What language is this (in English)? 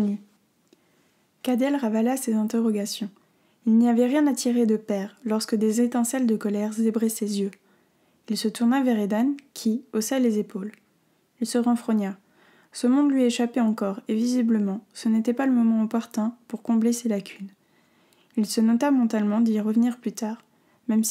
French